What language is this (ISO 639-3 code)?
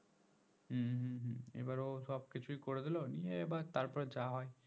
ben